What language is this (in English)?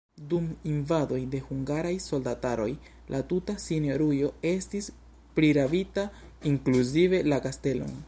Esperanto